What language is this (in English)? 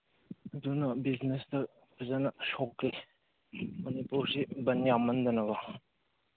Manipuri